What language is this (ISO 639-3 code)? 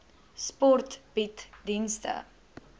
afr